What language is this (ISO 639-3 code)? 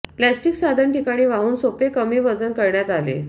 mar